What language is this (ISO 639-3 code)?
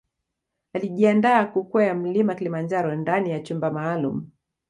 swa